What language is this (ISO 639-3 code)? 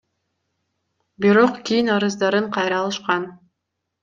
kir